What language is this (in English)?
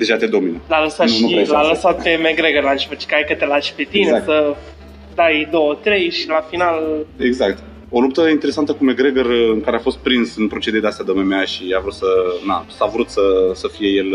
Romanian